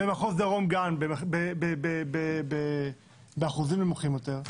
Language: Hebrew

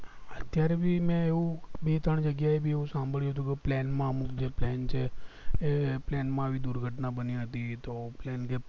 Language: Gujarati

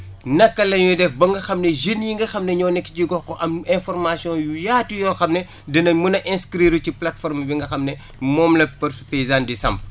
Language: Wolof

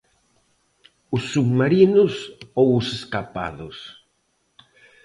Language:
Galician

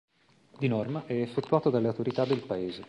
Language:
Italian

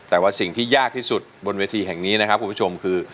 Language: Thai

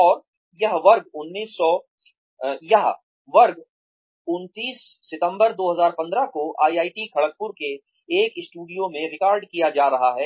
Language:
Hindi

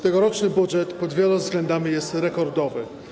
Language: Polish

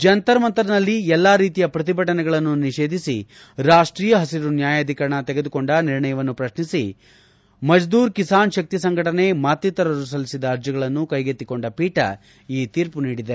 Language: Kannada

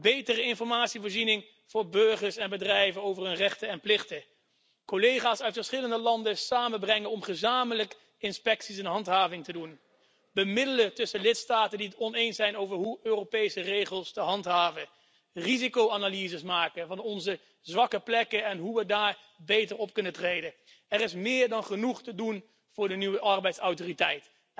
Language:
Dutch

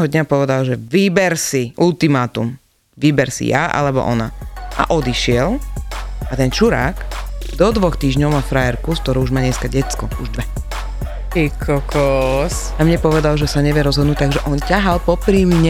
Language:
Slovak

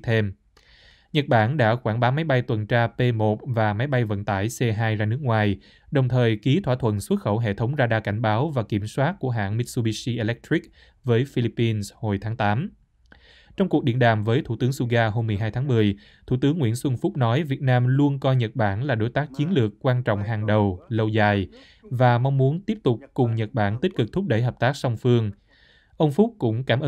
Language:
Vietnamese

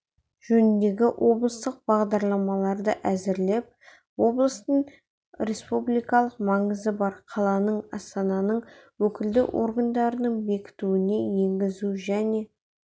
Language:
Kazakh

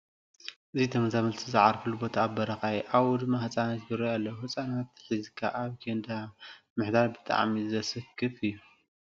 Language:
Tigrinya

